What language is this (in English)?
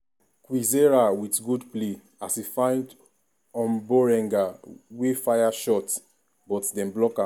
Nigerian Pidgin